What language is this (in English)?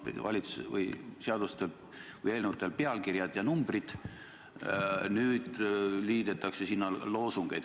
Estonian